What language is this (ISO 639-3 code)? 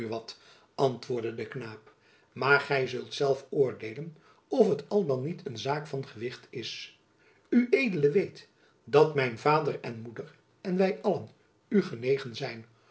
nld